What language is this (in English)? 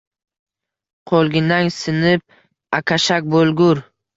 Uzbek